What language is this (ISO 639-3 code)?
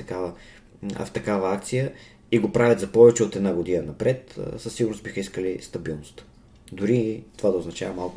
bul